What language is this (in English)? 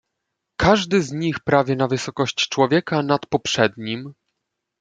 Polish